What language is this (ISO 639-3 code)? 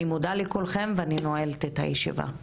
heb